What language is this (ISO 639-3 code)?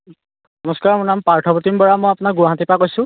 asm